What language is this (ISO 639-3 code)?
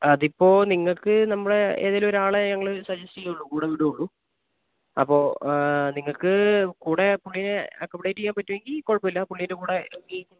mal